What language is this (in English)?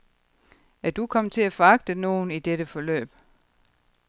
Danish